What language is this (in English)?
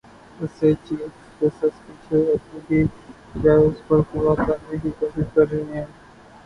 Urdu